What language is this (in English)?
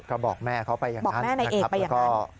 Thai